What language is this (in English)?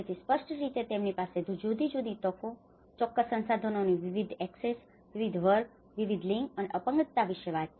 Gujarati